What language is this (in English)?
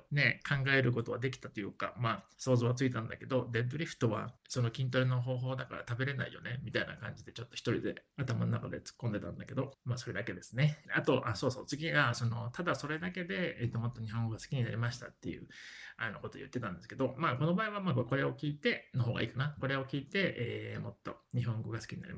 Japanese